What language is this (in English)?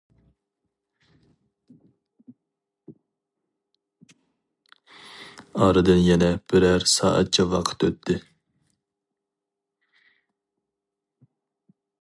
Uyghur